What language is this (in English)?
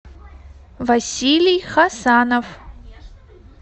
Russian